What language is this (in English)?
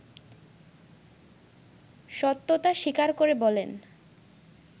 Bangla